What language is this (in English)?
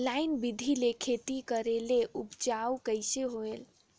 Chhattisgarhi